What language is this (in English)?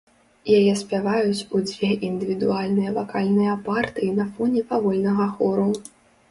Belarusian